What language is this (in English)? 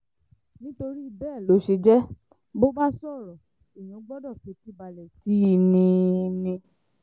Yoruba